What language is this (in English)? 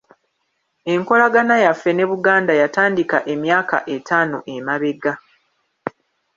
Ganda